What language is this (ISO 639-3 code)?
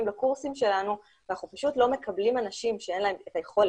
heb